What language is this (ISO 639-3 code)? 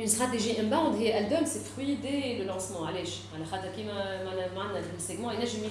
fra